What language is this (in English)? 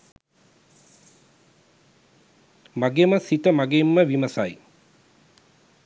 Sinhala